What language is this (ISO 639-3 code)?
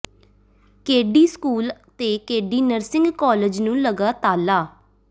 pan